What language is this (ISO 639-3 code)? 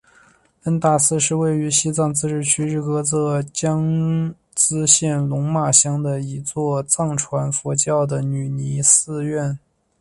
zho